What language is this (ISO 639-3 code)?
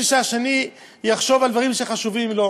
heb